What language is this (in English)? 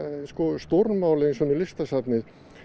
Icelandic